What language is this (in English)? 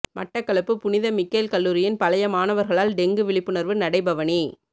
Tamil